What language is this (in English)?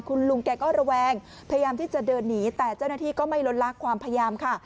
Thai